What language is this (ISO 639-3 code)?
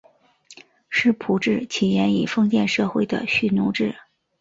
zho